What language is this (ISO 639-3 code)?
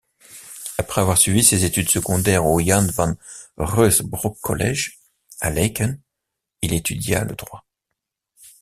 fra